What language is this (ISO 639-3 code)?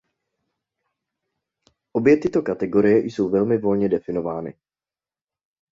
ces